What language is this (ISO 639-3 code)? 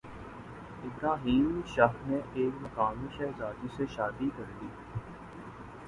urd